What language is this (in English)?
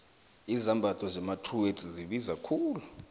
South Ndebele